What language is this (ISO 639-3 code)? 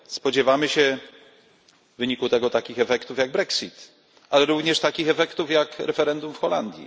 pol